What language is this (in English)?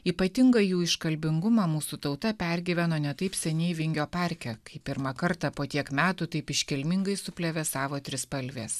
Lithuanian